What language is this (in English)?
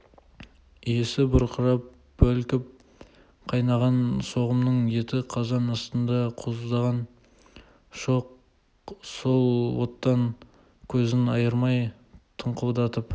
Kazakh